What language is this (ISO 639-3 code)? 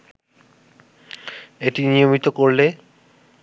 ben